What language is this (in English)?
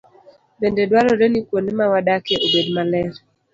Luo (Kenya and Tanzania)